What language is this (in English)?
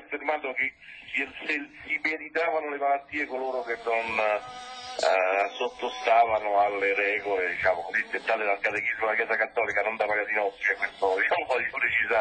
Italian